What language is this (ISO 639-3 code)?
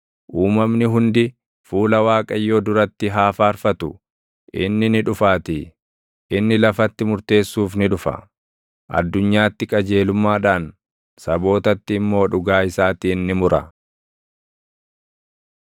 orm